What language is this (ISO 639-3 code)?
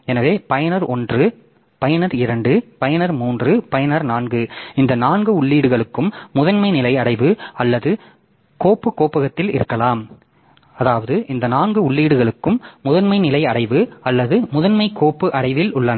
tam